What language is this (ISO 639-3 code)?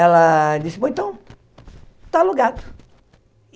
por